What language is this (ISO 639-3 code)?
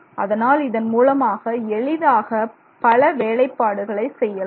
tam